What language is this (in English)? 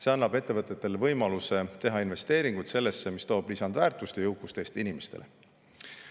Estonian